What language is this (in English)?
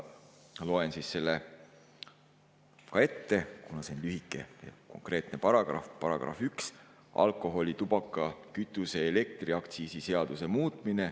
Estonian